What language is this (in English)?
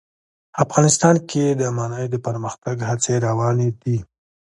Pashto